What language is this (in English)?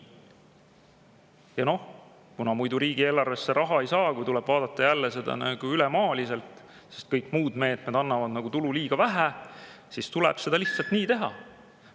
Estonian